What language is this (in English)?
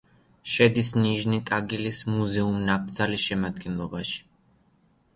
Georgian